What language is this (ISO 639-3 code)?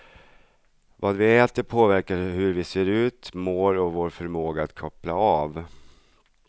swe